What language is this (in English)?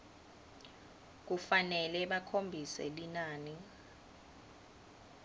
Swati